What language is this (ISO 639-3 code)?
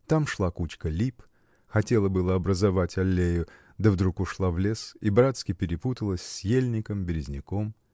rus